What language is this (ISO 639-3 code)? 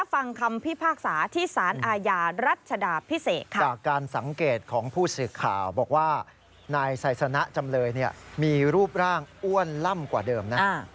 tha